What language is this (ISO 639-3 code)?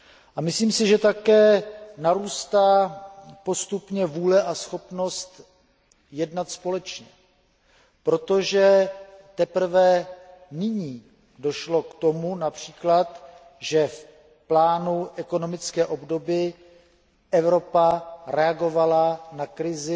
ces